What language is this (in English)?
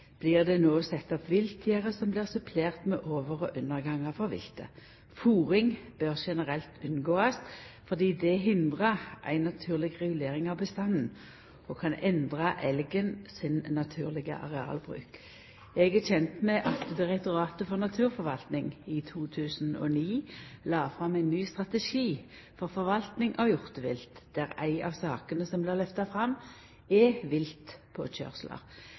Norwegian Nynorsk